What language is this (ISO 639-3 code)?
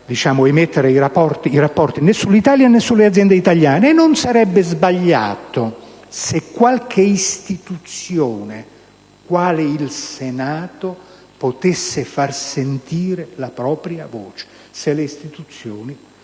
ita